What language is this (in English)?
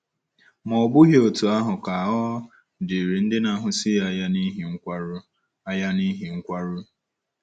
Igbo